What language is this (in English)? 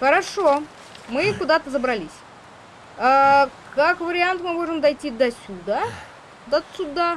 Russian